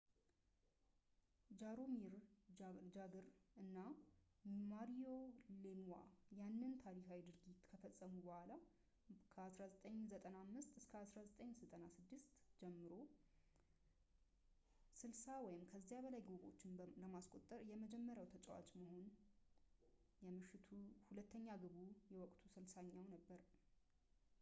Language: Amharic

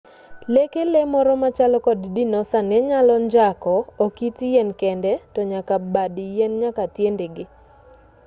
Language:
Luo (Kenya and Tanzania)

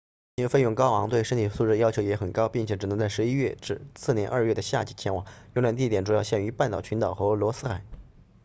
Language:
Chinese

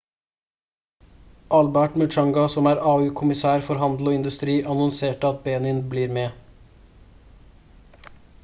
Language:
Norwegian Bokmål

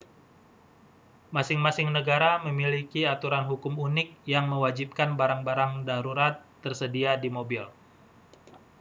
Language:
Indonesian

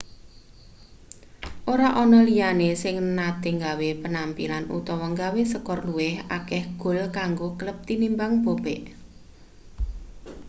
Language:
Javanese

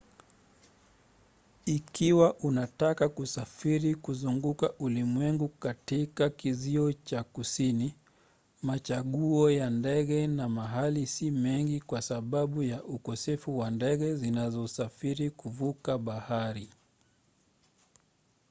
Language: Swahili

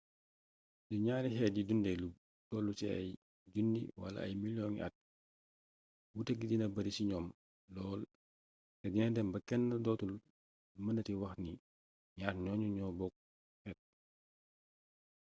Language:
Wolof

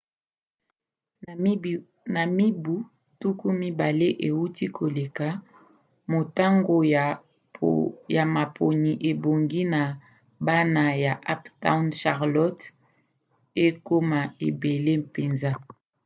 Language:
Lingala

